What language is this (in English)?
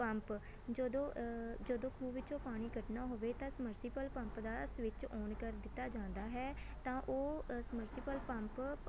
Punjabi